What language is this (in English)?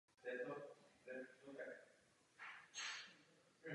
Czech